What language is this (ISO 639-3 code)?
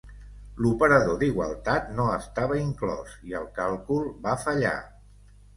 cat